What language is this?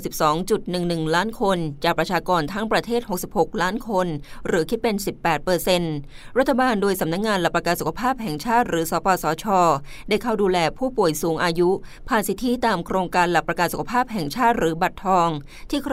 Thai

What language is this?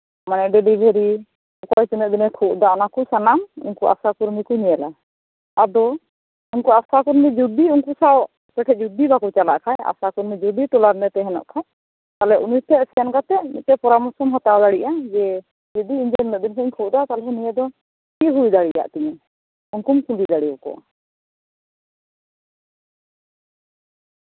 Santali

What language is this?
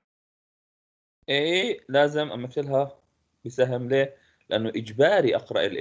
Arabic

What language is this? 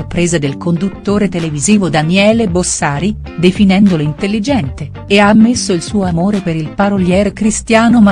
Italian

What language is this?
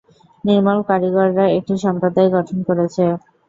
Bangla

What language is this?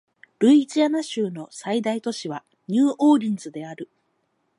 Japanese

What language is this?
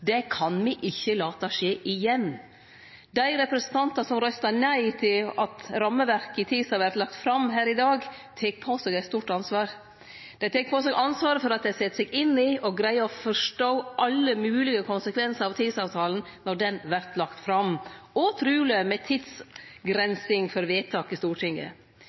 Norwegian Nynorsk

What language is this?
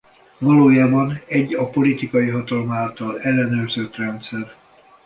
Hungarian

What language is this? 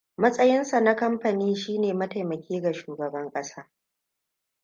Hausa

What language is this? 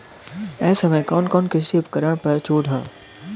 Bhojpuri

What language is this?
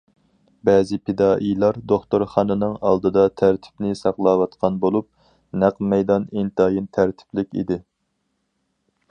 Uyghur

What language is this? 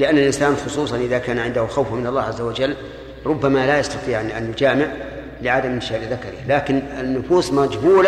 Arabic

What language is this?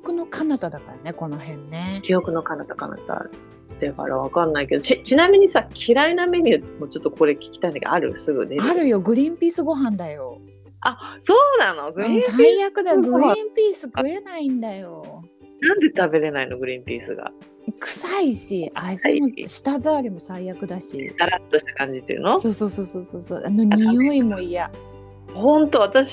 Japanese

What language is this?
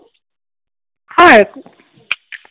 Assamese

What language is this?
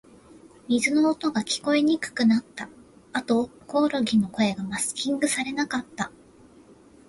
Japanese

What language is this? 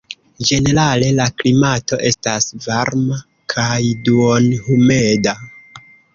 Esperanto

